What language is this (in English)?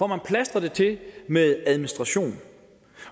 Danish